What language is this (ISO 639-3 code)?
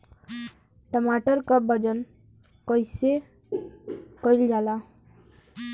bho